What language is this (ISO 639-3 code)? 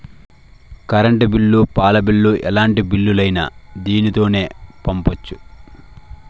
tel